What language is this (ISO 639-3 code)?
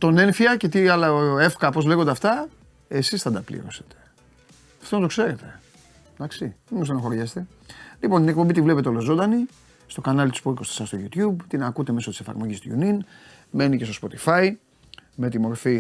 ell